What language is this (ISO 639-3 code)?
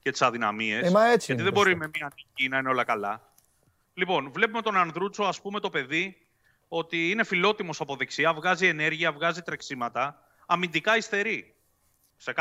ell